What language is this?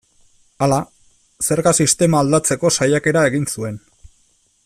Basque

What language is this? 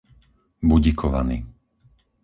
Slovak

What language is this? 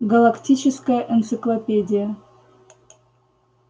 Russian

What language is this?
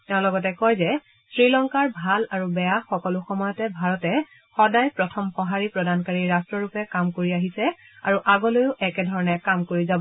Assamese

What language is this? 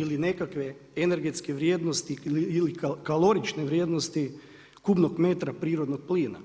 Croatian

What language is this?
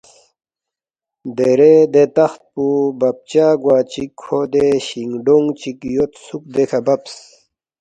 Balti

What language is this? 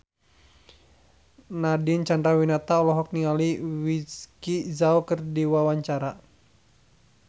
Sundanese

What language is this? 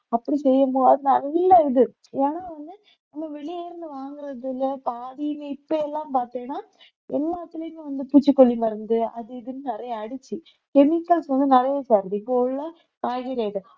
Tamil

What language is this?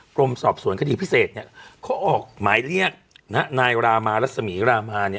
Thai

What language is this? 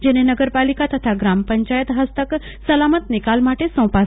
Gujarati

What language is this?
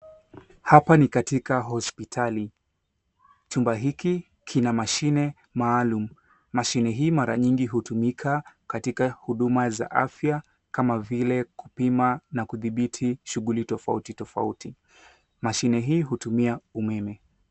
Swahili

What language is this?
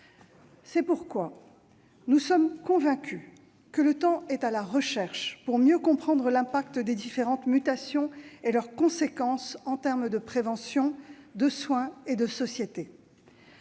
French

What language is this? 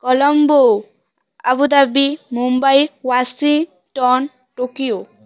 Odia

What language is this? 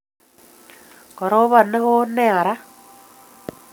Kalenjin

